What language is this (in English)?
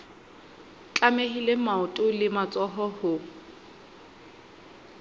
Southern Sotho